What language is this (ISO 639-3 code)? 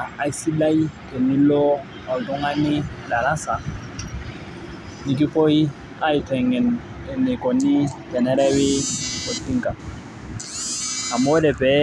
mas